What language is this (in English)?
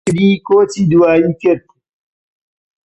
Central Kurdish